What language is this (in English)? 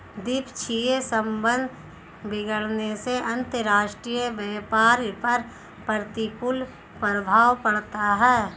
Hindi